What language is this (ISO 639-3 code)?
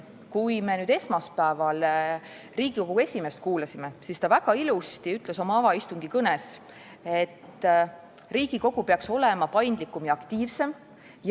est